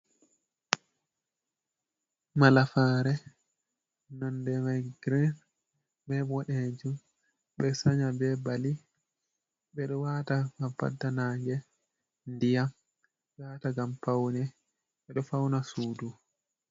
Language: Fula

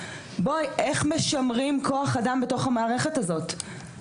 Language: Hebrew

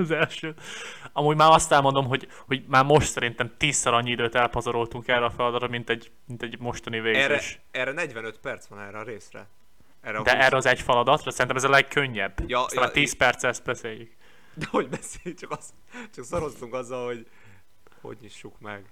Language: Hungarian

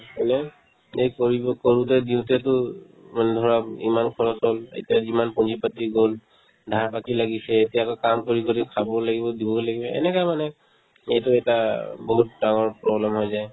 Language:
Assamese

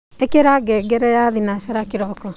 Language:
Kikuyu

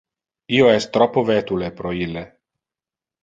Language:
Interlingua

